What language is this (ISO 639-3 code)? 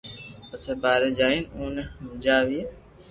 lrk